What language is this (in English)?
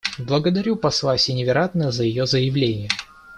Russian